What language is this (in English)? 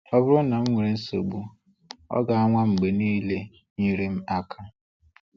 Igbo